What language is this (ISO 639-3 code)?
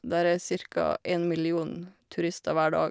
nor